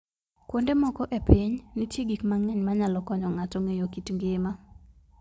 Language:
Luo (Kenya and Tanzania)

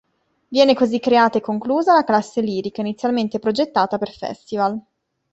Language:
Italian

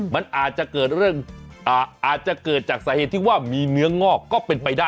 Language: Thai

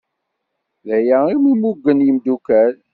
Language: Kabyle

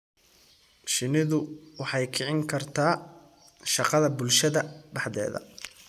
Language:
Somali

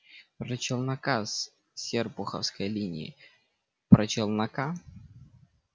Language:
Russian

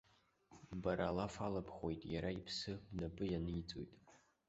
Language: Abkhazian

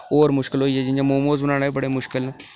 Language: Dogri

